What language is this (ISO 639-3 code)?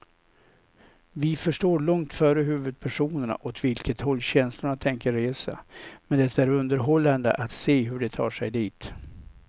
swe